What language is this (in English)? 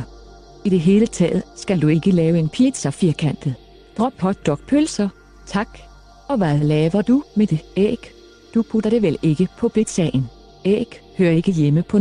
Danish